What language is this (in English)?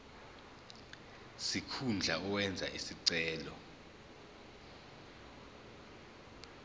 Zulu